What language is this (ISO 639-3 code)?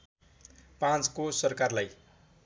nep